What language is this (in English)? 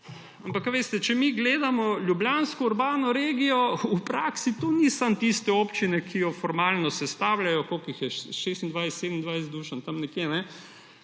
Slovenian